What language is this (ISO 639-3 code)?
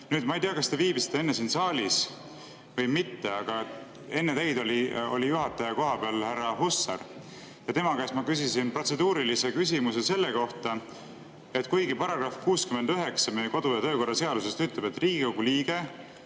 est